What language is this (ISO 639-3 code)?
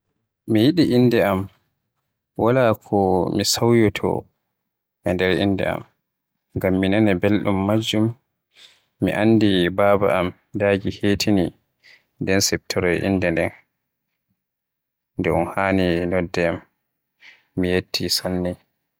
fuh